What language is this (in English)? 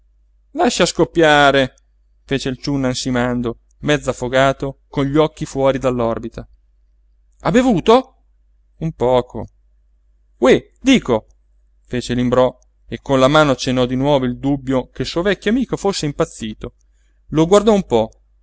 Italian